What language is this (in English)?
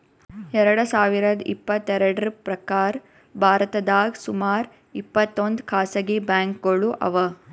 Kannada